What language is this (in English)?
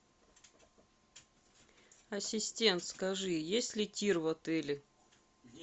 Russian